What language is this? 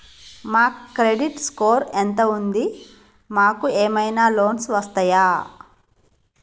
Telugu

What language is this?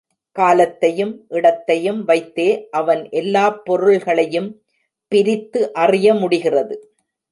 Tamil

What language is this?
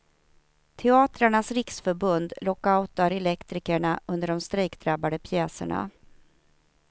Swedish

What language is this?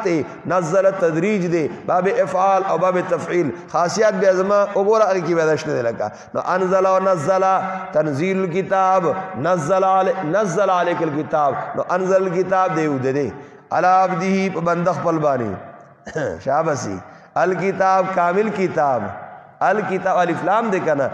Arabic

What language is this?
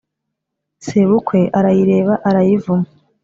Kinyarwanda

